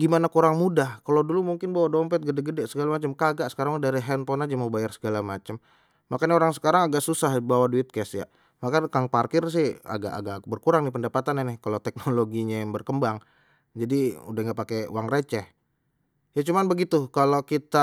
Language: Betawi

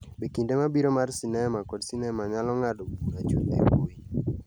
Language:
Luo (Kenya and Tanzania)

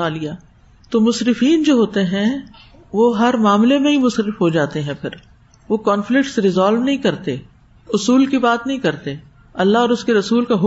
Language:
Urdu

